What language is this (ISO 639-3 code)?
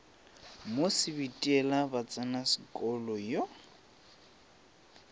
nso